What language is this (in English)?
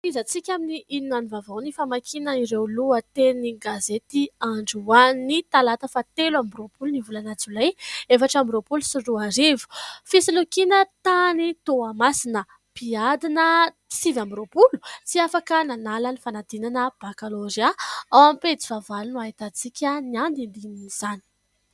Malagasy